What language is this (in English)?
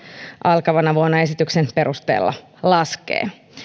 Finnish